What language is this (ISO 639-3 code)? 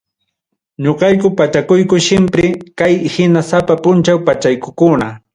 quy